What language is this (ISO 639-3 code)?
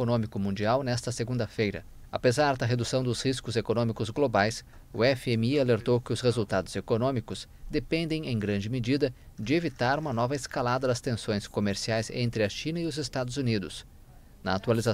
por